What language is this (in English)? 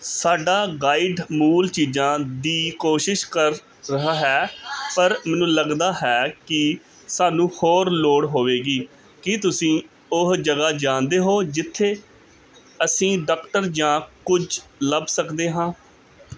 Punjabi